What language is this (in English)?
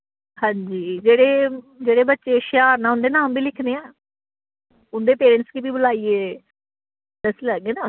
Dogri